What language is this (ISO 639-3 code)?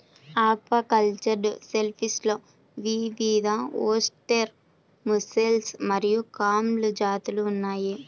tel